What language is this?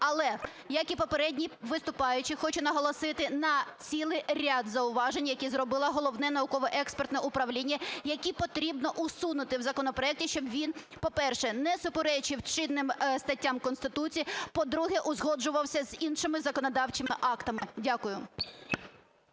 Ukrainian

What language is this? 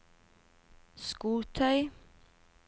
Norwegian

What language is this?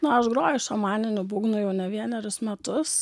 Lithuanian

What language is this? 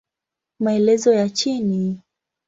Swahili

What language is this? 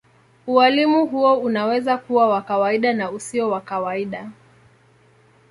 Swahili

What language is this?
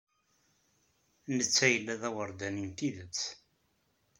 Kabyle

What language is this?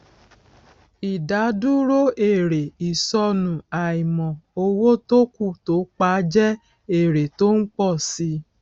Yoruba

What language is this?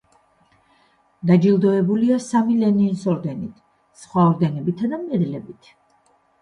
Georgian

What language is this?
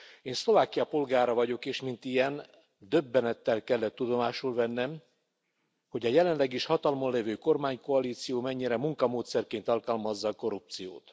Hungarian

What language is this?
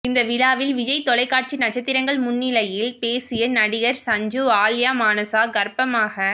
Tamil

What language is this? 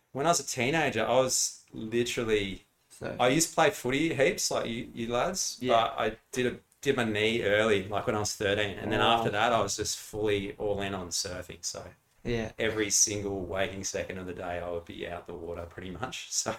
English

